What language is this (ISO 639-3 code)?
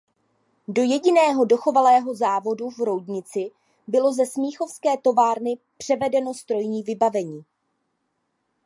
ces